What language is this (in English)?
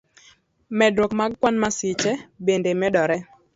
Luo (Kenya and Tanzania)